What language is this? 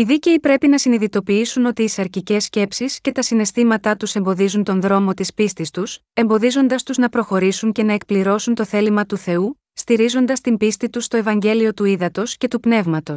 Greek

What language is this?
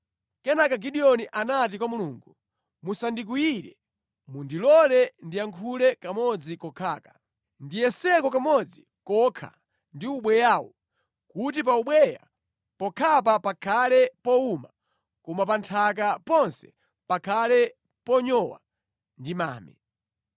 Nyanja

